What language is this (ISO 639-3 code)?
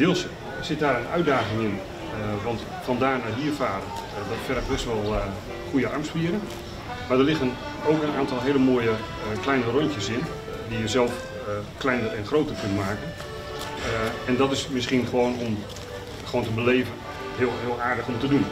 nld